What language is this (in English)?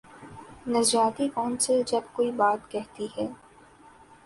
Urdu